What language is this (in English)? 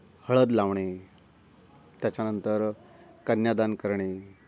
Marathi